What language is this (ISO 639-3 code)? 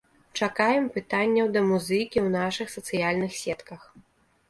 bel